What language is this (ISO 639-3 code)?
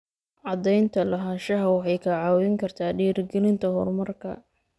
som